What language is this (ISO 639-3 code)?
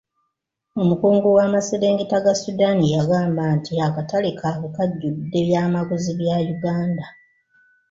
lug